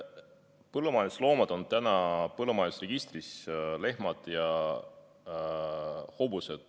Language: Estonian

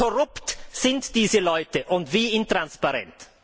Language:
German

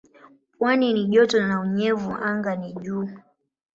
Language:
Swahili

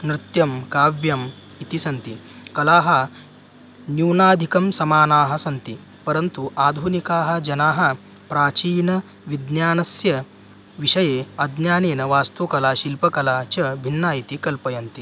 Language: Sanskrit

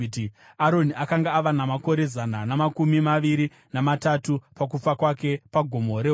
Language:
Shona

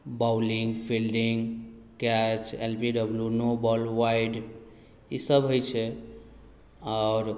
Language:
Maithili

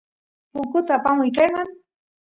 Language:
Santiago del Estero Quichua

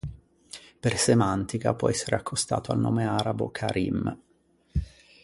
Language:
Italian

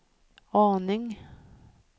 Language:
Swedish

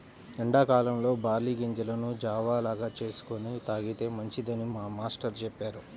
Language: Telugu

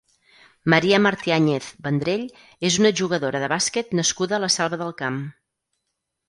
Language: Catalan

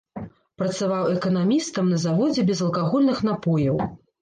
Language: Belarusian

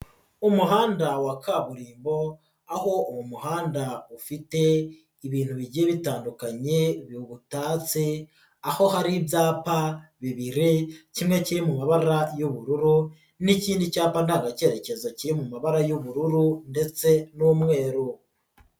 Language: Kinyarwanda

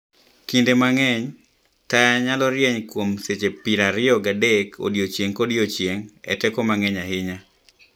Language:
Luo (Kenya and Tanzania)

